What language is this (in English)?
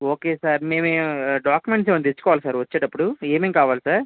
Telugu